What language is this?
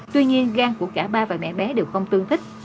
Vietnamese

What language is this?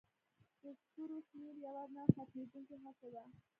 Pashto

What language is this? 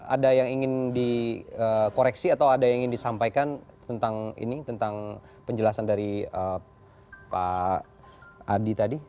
Indonesian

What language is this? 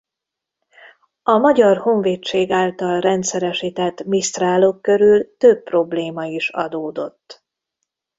Hungarian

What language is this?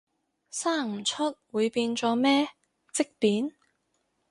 Cantonese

